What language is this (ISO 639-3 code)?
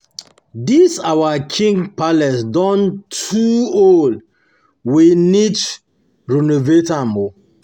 pcm